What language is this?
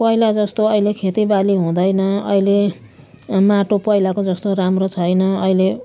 Nepali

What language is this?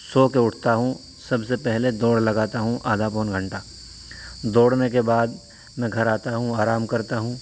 Urdu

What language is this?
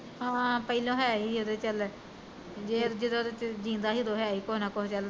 Punjabi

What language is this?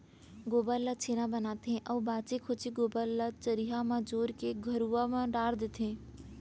Chhattisgarhi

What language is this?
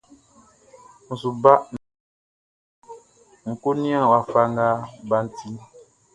Baoulé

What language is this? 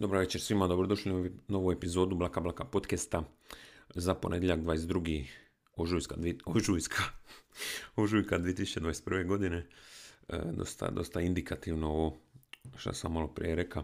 Croatian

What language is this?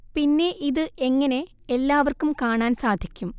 Malayalam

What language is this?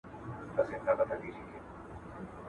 Pashto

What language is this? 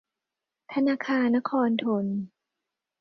Thai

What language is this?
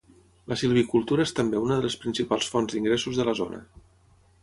Catalan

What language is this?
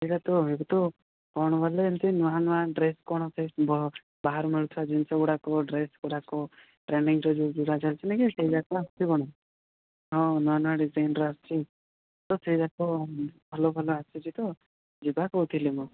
Odia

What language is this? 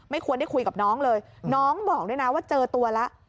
Thai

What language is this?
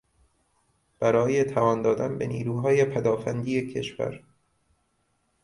Persian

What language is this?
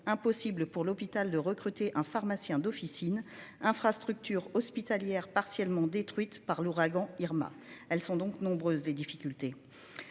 French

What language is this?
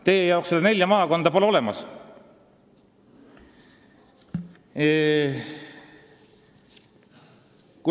Estonian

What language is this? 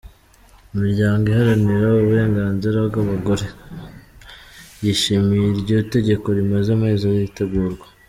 Kinyarwanda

